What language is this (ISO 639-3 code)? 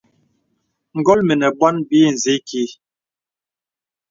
beb